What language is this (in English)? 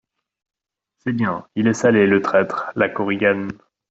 French